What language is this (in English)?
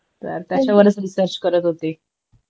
Marathi